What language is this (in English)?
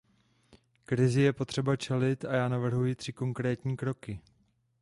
Czech